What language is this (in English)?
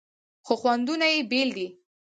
Pashto